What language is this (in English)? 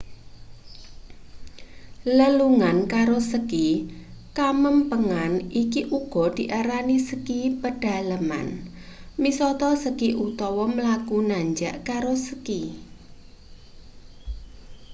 Javanese